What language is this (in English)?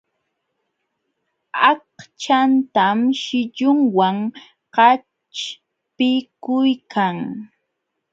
Jauja Wanca Quechua